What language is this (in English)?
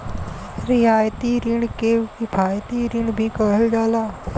Bhojpuri